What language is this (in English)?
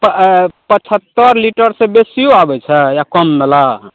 Maithili